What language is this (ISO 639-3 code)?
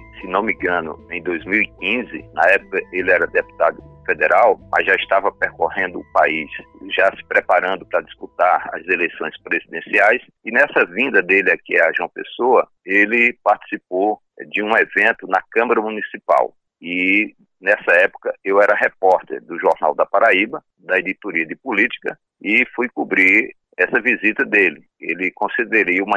por